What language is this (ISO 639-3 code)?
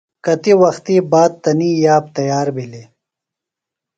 phl